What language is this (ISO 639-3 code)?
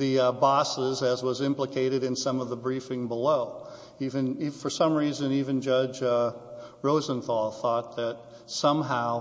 eng